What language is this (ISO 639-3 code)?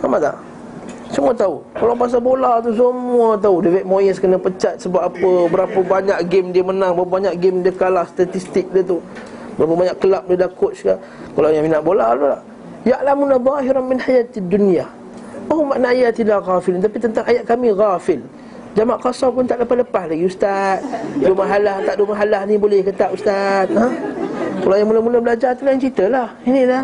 msa